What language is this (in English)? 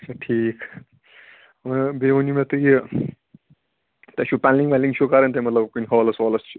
Kashmiri